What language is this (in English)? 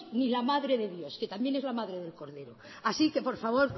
Spanish